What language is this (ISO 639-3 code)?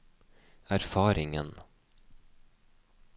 nor